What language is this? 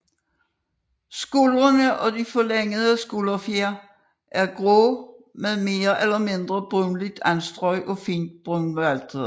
Danish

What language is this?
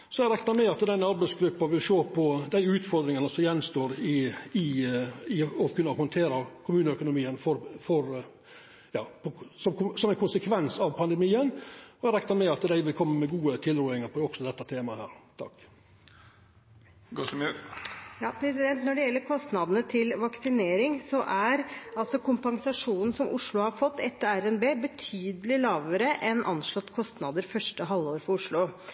Norwegian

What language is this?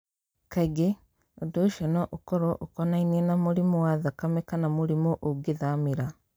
Kikuyu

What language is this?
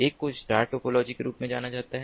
Hindi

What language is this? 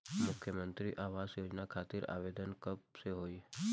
Bhojpuri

